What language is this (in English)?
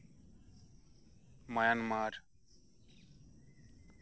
Santali